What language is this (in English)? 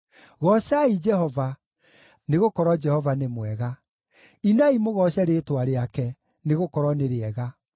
Kikuyu